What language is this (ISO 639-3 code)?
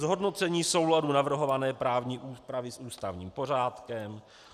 ces